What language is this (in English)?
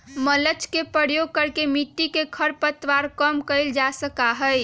Magahi